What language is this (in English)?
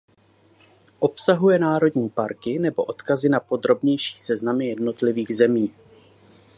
Czech